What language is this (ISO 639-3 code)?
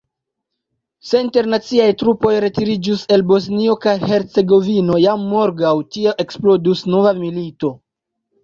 epo